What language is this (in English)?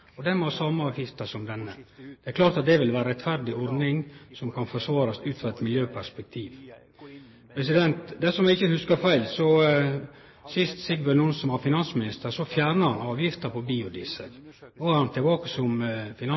Norwegian Nynorsk